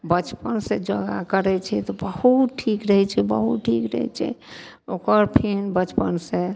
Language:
Maithili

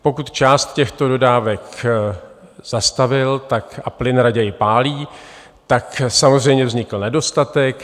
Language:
Czech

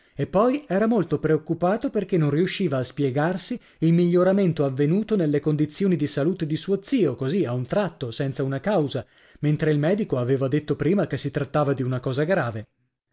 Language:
Italian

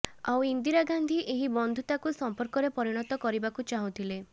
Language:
Odia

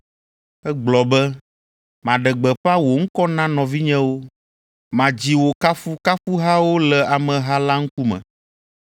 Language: Ewe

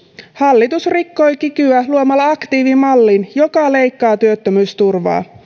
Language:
Finnish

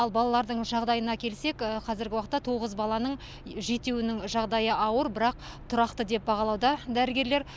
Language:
Kazakh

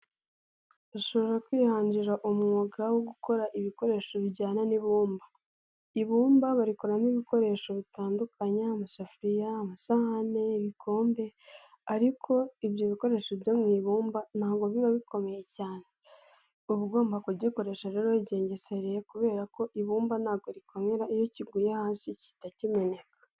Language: Kinyarwanda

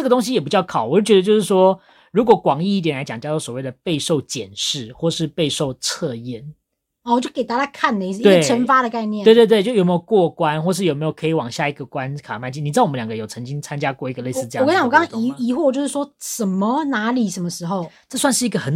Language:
Chinese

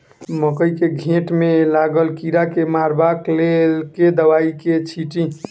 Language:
Maithili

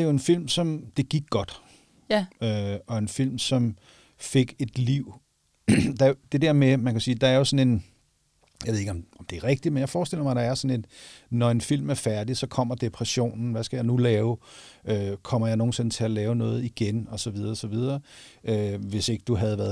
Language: Danish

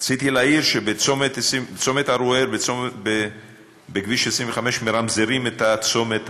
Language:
Hebrew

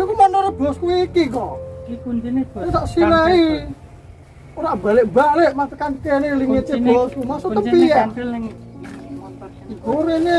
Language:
Indonesian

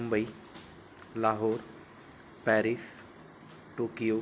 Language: Sanskrit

